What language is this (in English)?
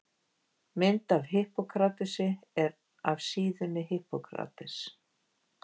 Icelandic